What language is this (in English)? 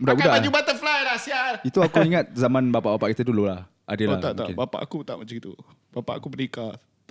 Malay